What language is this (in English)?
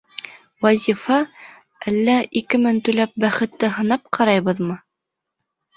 Bashkir